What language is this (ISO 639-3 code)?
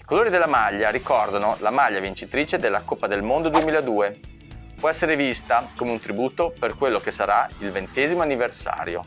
ita